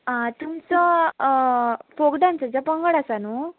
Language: Konkani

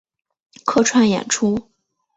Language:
Chinese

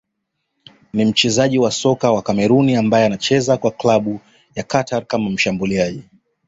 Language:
Swahili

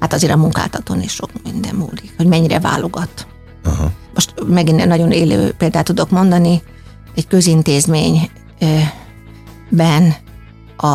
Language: Hungarian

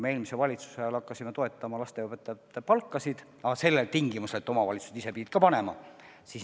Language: Estonian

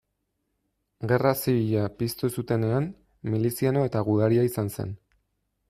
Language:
Basque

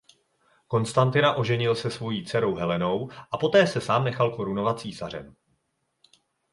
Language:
Czech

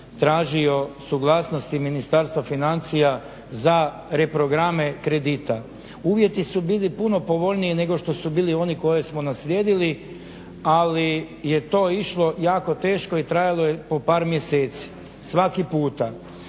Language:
Croatian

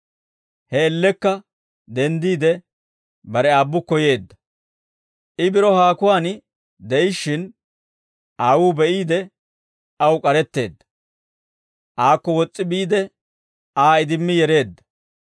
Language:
Dawro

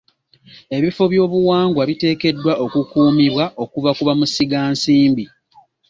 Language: Ganda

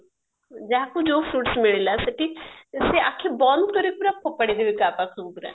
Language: Odia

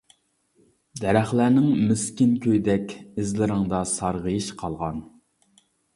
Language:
Uyghur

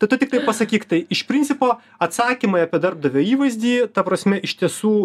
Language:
Lithuanian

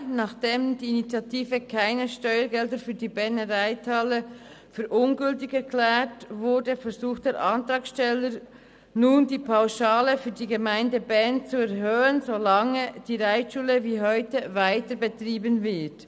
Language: Swiss German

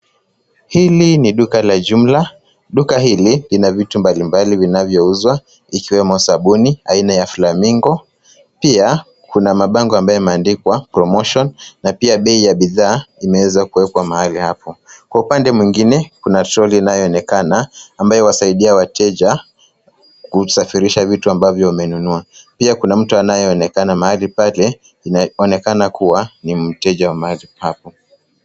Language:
Swahili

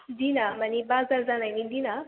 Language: Bodo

